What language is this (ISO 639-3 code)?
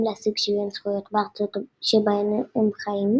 heb